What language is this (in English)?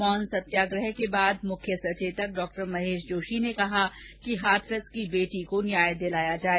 Hindi